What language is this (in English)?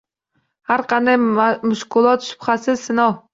Uzbek